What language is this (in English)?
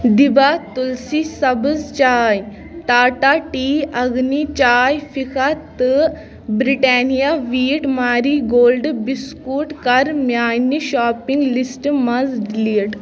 Kashmiri